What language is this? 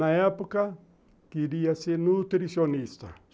Portuguese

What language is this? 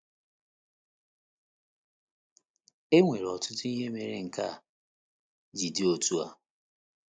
Igbo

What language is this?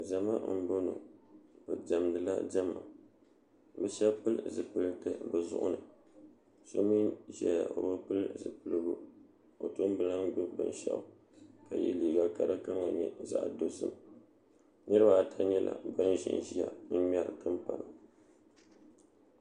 Dagbani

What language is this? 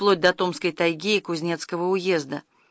Russian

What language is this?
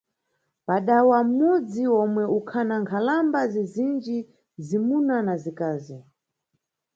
Nyungwe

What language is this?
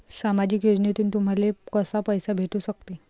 Marathi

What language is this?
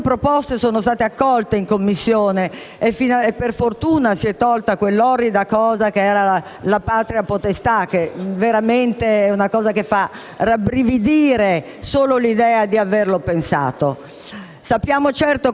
Italian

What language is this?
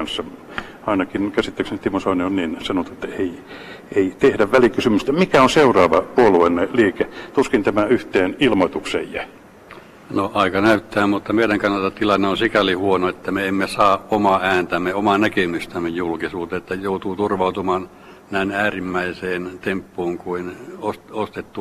Finnish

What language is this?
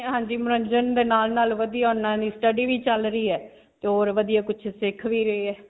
Punjabi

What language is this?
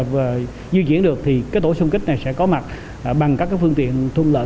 Vietnamese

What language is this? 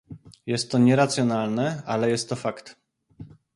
Polish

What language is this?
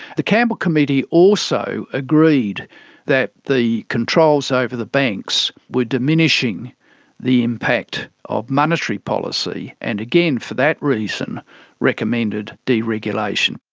English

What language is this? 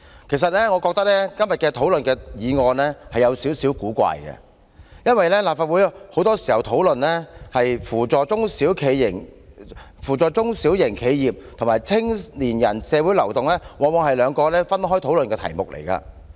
Cantonese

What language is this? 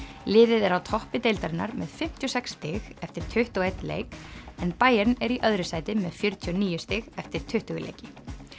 Icelandic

